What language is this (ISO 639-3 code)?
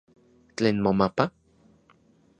ncx